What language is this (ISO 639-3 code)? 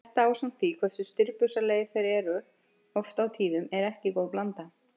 isl